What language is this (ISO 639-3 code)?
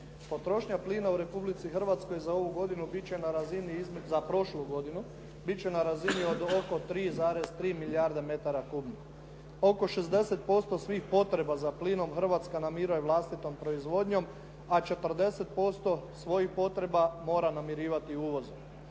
hrv